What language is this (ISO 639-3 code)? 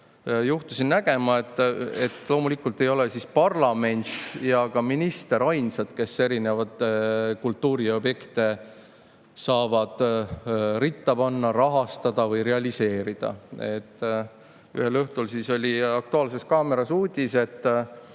est